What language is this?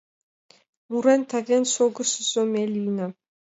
Mari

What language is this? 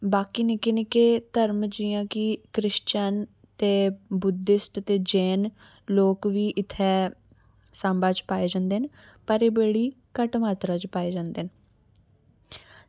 Dogri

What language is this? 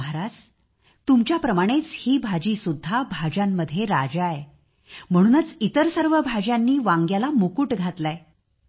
Marathi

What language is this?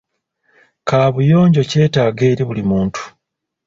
Ganda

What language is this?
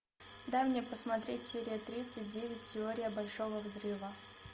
Russian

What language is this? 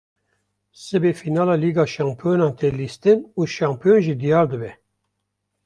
Kurdish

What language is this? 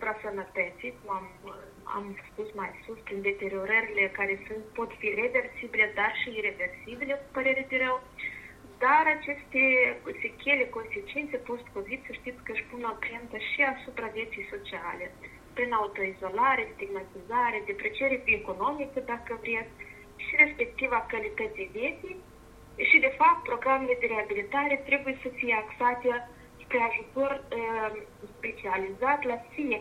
Romanian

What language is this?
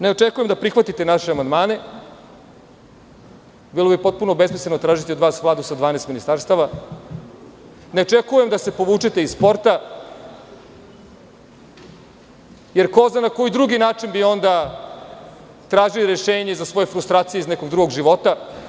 Serbian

